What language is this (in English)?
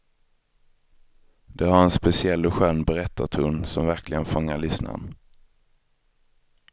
Swedish